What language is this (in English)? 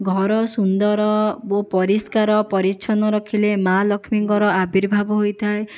Odia